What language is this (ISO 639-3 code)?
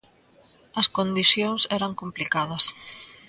glg